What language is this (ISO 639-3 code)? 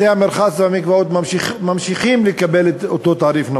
heb